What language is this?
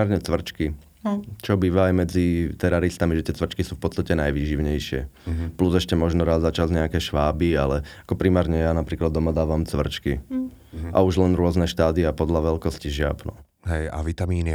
Slovak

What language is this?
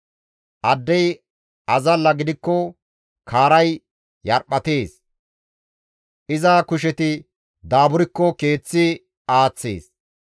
Gamo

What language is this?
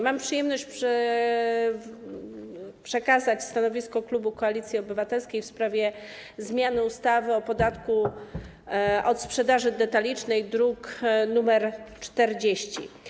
Polish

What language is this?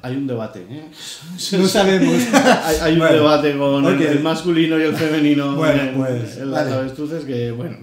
Spanish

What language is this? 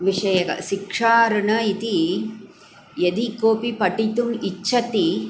Sanskrit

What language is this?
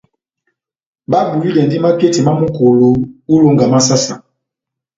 Batanga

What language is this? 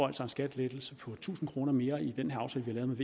Danish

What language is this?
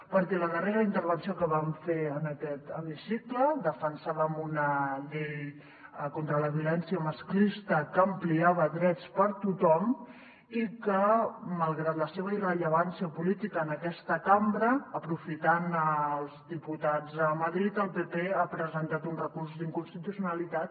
Catalan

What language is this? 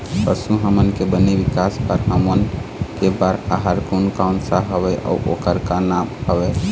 Chhattisgarhi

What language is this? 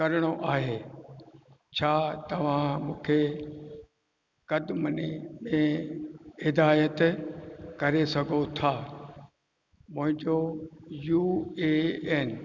Sindhi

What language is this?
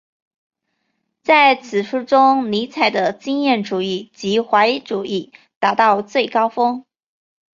Chinese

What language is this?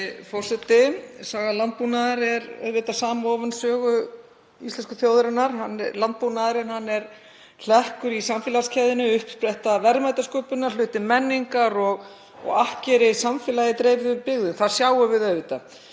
Icelandic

